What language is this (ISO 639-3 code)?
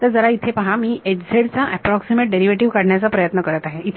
mar